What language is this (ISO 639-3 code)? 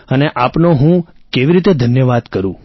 guj